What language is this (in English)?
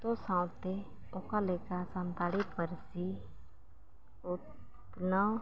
Santali